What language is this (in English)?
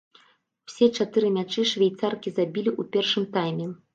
Belarusian